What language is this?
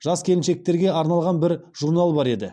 Kazakh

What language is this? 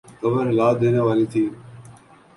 Urdu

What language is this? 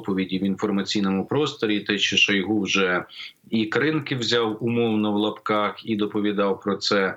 Ukrainian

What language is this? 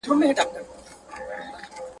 Pashto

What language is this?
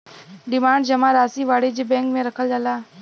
Bhojpuri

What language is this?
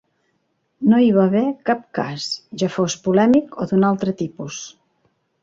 Catalan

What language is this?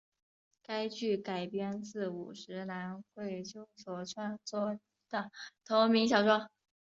Chinese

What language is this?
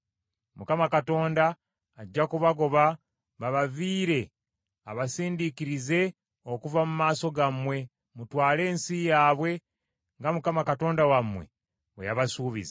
Ganda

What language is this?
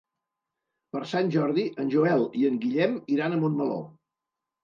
Catalan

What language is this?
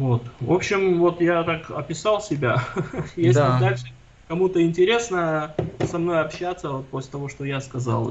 Russian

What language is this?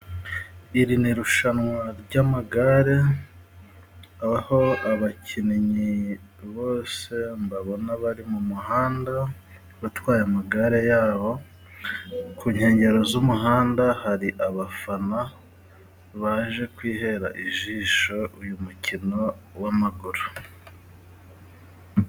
Kinyarwanda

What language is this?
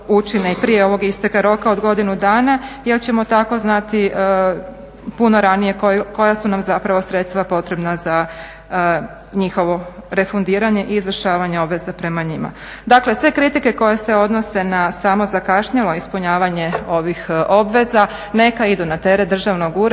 Croatian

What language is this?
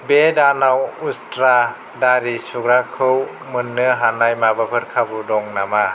Bodo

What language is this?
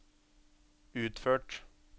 Norwegian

